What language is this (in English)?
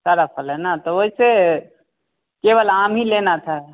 Hindi